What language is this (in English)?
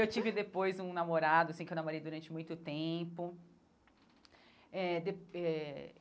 Portuguese